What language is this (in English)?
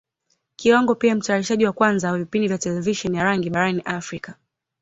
Swahili